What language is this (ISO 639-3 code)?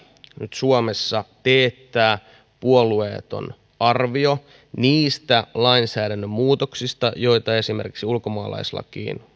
fin